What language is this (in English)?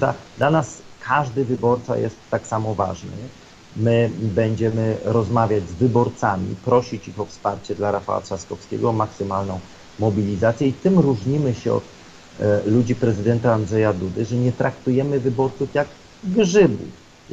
Polish